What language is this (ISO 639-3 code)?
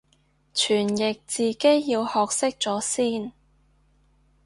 yue